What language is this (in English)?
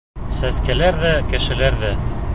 Bashkir